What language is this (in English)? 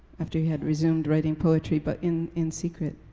English